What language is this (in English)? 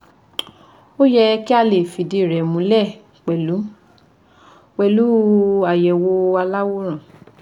Yoruba